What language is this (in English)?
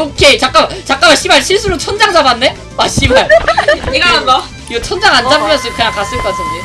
Korean